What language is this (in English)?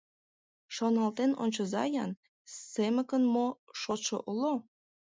Mari